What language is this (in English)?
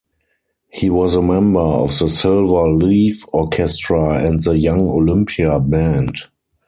English